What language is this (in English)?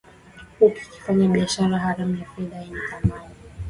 Swahili